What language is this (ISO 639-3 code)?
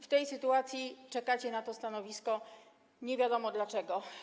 pol